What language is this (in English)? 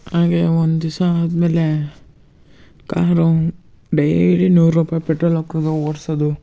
Kannada